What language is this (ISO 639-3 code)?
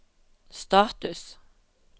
nor